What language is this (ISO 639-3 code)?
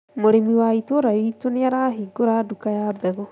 kik